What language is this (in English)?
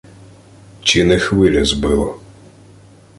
Ukrainian